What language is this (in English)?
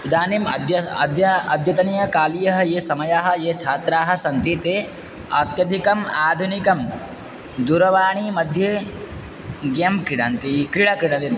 Sanskrit